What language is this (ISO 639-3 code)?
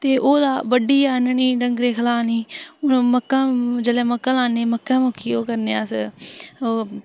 doi